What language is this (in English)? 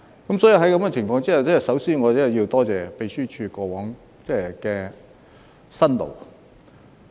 Cantonese